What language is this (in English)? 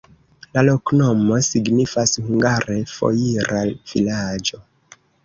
Esperanto